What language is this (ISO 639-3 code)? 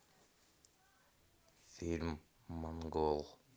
rus